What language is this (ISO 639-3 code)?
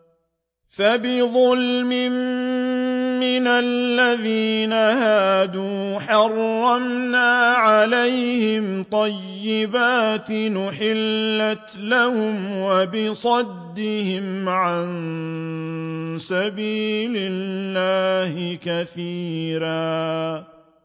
ara